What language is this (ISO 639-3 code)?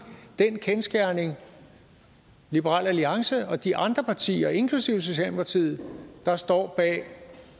dan